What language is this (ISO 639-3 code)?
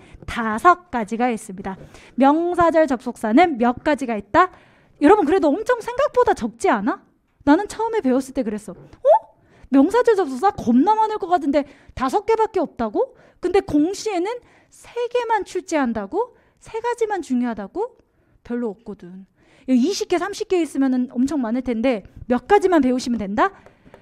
kor